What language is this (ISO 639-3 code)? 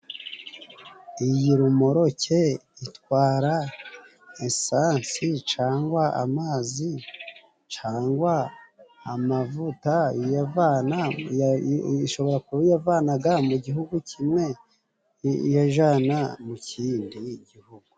kin